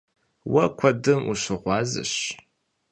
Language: Kabardian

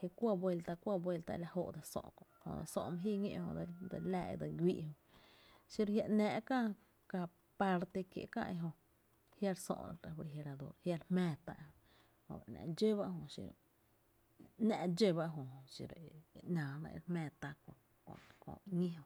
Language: Tepinapa Chinantec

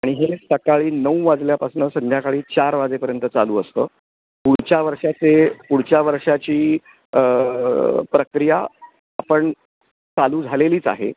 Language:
Marathi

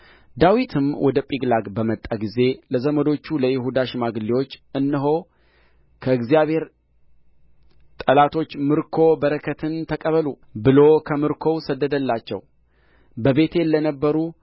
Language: Amharic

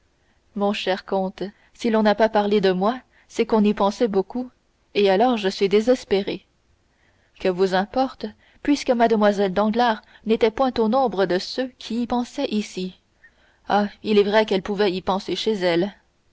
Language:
French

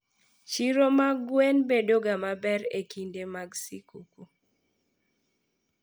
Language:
Luo (Kenya and Tanzania)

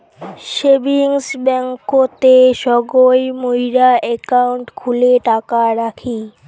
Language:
Bangla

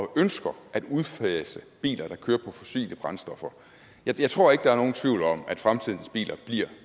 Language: Danish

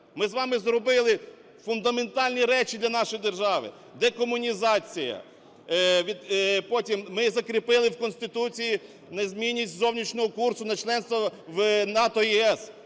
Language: Ukrainian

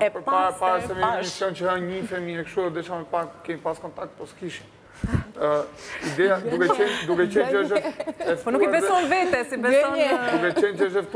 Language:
Romanian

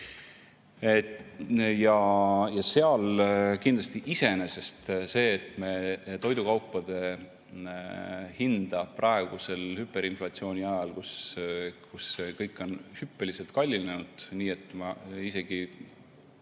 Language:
Estonian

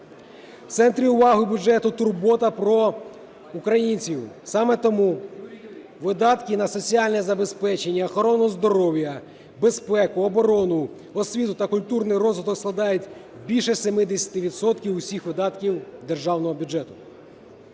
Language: Ukrainian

